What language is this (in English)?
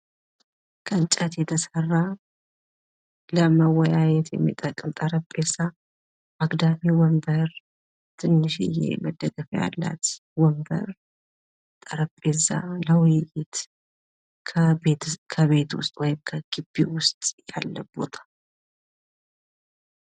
Amharic